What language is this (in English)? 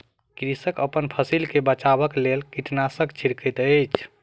Maithili